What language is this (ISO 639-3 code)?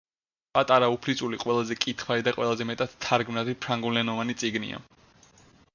kat